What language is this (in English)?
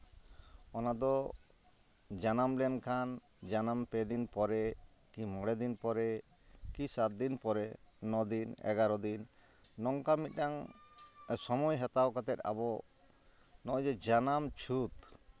Santali